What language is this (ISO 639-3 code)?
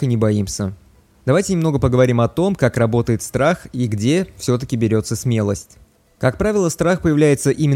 rus